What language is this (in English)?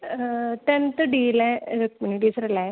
Malayalam